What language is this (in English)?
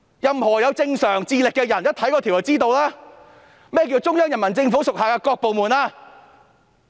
Cantonese